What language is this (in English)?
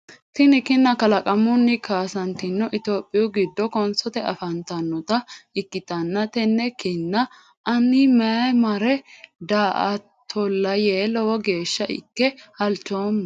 Sidamo